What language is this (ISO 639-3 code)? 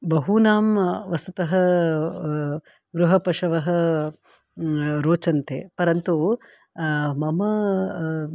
san